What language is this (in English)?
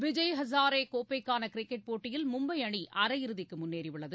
Tamil